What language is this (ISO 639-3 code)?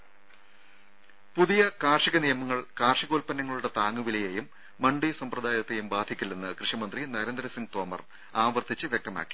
mal